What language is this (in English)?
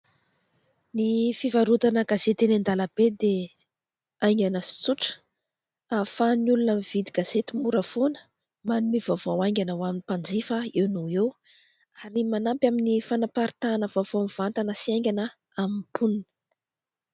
Malagasy